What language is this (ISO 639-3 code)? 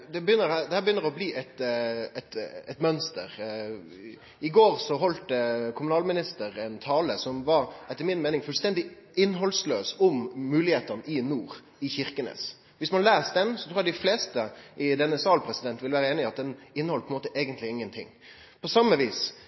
nno